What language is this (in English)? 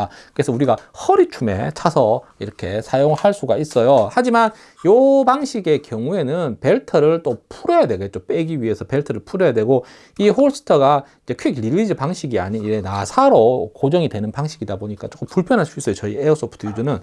Korean